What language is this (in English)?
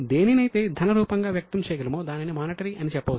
Telugu